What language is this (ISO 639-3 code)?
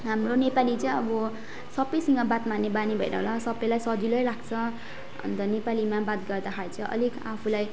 nep